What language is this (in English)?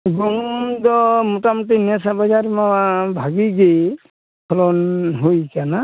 Santali